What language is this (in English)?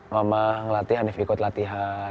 Indonesian